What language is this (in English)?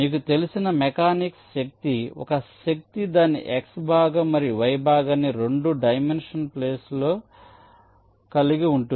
Telugu